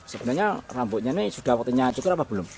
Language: Indonesian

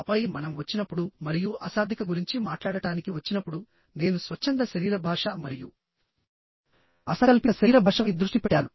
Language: Telugu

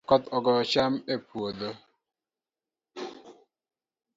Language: Luo (Kenya and Tanzania)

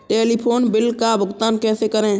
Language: Hindi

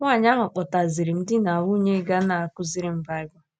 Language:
Igbo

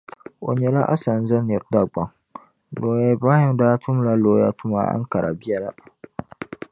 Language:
Dagbani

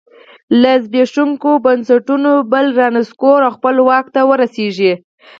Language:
Pashto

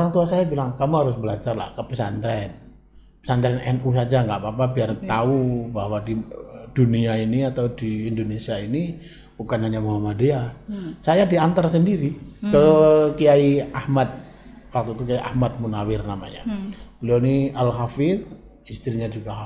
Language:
Indonesian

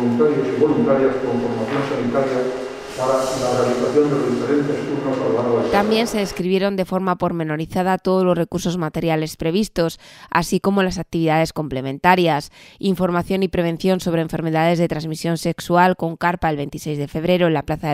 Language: Spanish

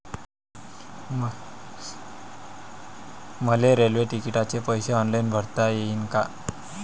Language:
Marathi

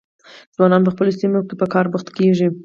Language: Pashto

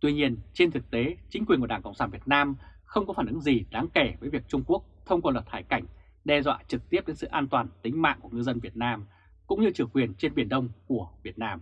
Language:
Vietnamese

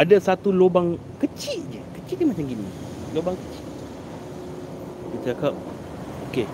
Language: Malay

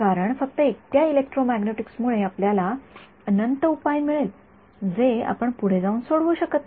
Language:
Marathi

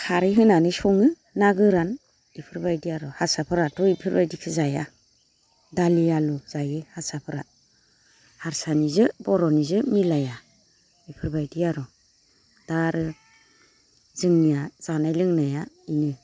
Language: Bodo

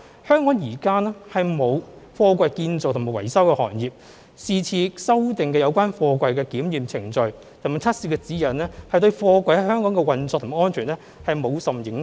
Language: Cantonese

